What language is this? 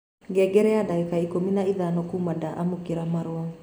Kikuyu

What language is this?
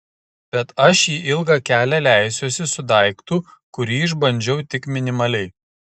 Lithuanian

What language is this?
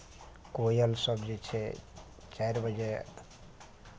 Maithili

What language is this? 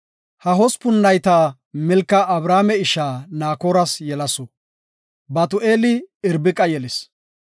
Gofa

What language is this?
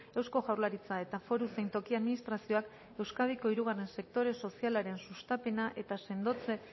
Basque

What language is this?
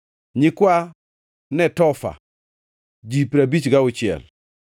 Luo (Kenya and Tanzania)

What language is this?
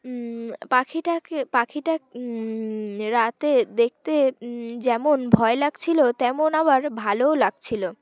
Bangla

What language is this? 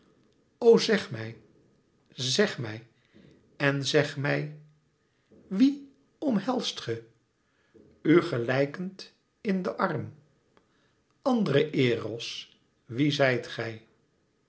Dutch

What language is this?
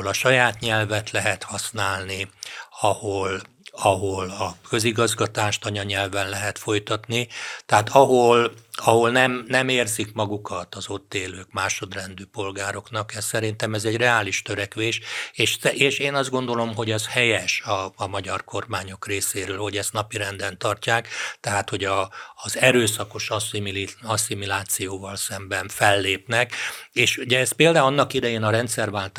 Hungarian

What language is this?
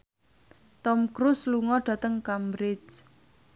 Javanese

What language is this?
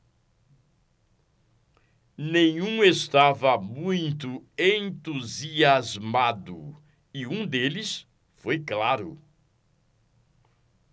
Portuguese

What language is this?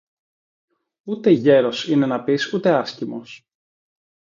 Greek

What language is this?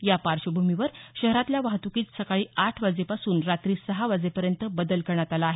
Marathi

